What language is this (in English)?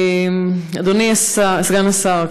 Hebrew